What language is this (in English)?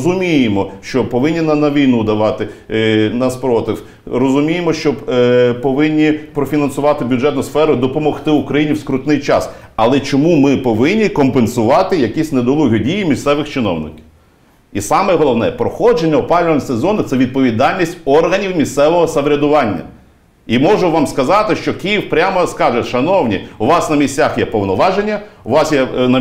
Ukrainian